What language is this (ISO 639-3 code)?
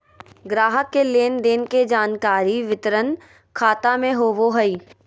mag